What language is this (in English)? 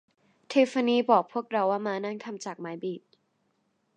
Thai